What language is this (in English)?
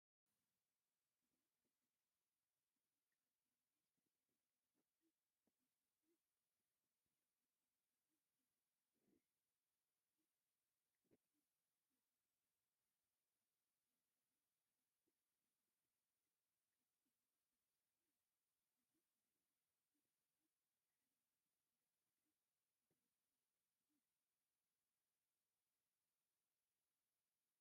Tigrinya